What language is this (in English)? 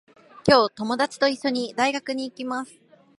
Japanese